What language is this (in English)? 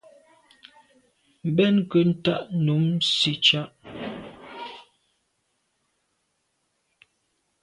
Medumba